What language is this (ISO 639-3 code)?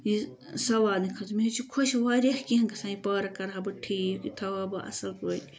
kas